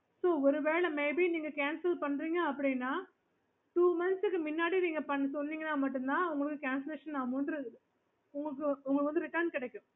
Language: Tamil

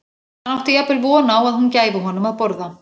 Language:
Icelandic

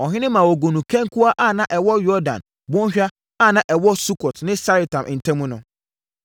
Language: Akan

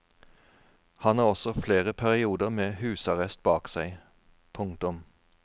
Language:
Norwegian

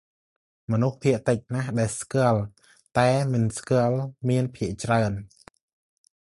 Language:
Khmer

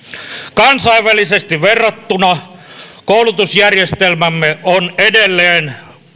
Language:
Finnish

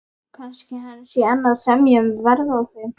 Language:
Icelandic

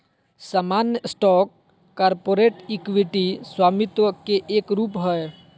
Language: Magahi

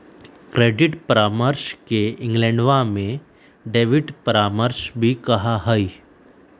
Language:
Magahi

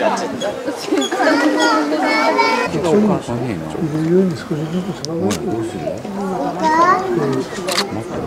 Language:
Japanese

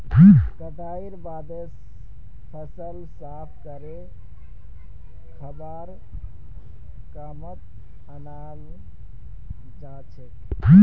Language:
Magahi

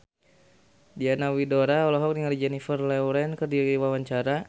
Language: Sundanese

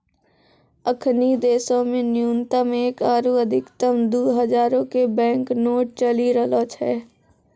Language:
Maithili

